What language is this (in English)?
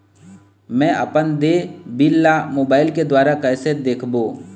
Chhattisgarhi